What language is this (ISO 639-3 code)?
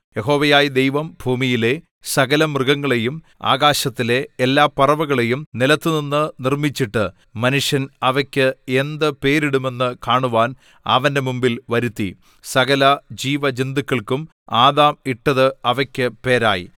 mal